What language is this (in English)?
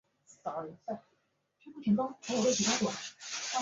Chinese